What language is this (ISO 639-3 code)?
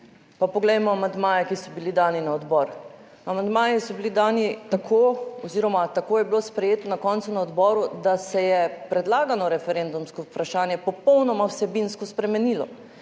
slv